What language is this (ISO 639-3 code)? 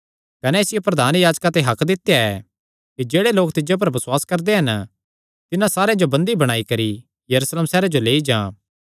xnr